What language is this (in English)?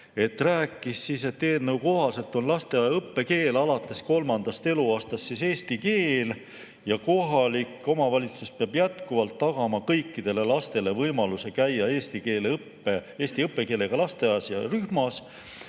Estonian